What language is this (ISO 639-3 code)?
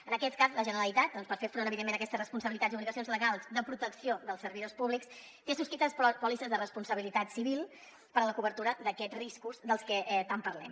cat